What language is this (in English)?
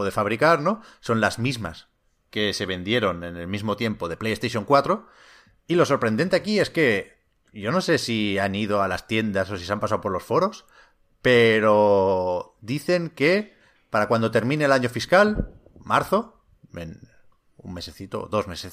Spanish